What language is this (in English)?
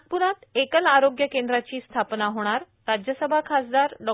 Marathi